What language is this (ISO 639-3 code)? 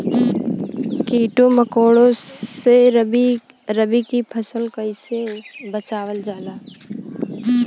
bho